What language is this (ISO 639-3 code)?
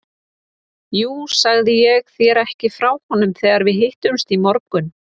isl